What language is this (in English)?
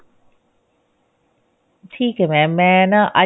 Punjabi